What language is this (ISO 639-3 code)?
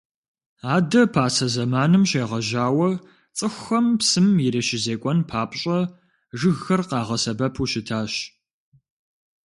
kbd